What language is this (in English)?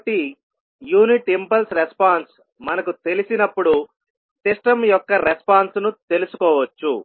Telugu